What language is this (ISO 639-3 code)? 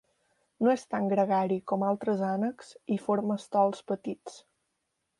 cat